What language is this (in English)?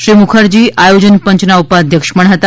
Gujarati